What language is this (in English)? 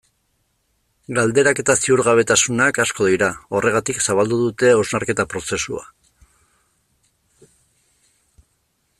Basque